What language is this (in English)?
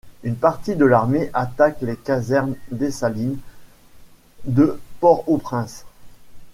French